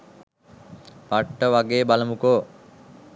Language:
Sinhala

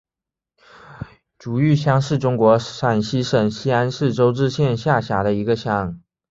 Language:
Chinese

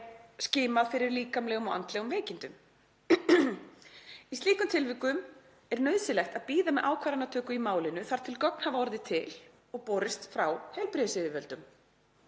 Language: Icelandic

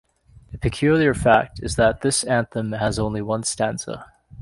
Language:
English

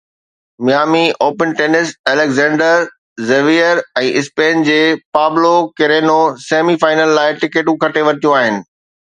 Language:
Sindhi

